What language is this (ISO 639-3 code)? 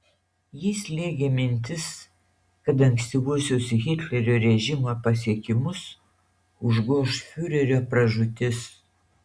lit